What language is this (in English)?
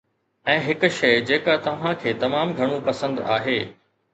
Sindhi